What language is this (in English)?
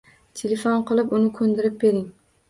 Uzbek